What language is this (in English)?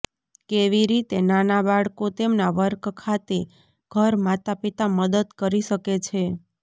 Gujarati